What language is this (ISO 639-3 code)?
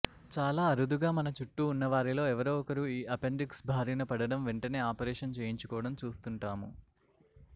tel